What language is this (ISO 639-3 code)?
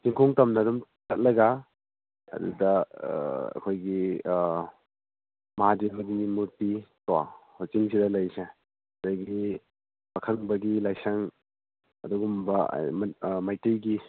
mni